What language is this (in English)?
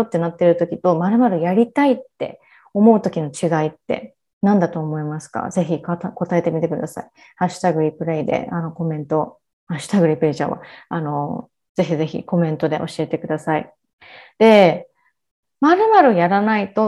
Japanese